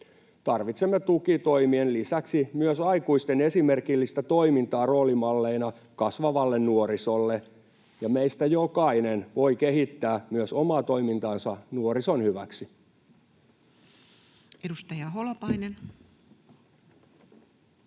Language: Finnish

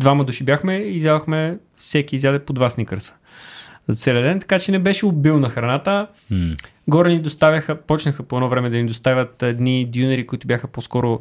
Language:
Bulgarian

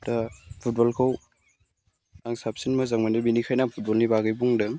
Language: Bodo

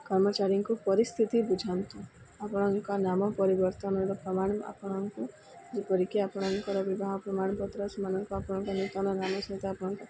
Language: Odia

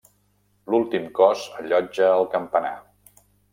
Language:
Catalan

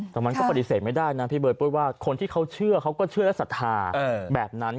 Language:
Thai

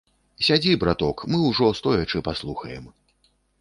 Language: Belarusian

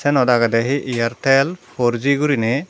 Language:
Chakma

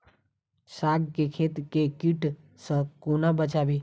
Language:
Maithili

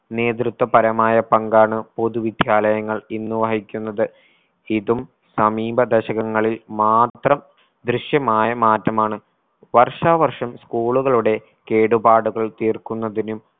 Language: Malayalam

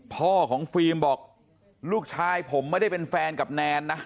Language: Thai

